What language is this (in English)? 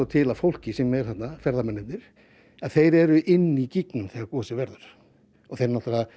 Icelandic